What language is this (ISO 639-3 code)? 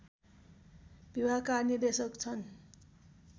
nep